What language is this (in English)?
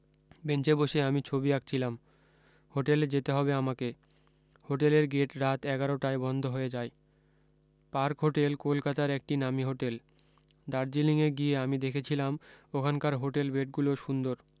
Bangla